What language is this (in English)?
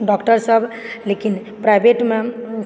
Maithili